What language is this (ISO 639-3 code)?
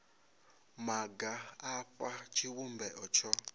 ven